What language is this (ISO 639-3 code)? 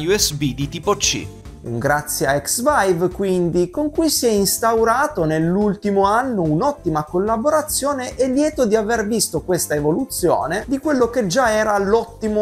ita